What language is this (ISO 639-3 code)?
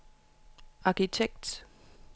dan